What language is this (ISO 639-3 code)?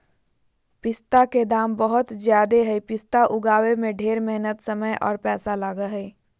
mag